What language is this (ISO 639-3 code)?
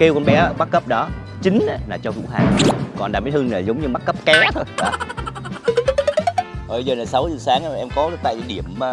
vie